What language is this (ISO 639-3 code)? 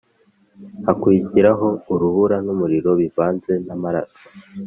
kin